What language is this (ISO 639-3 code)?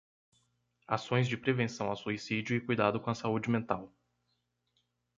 por